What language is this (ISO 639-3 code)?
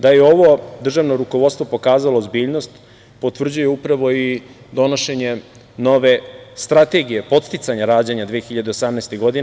srp